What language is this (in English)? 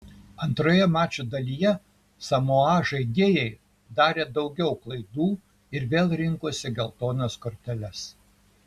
Lithuanian